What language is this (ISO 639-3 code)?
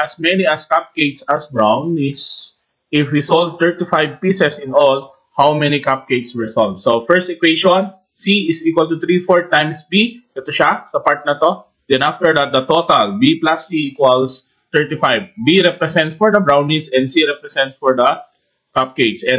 fil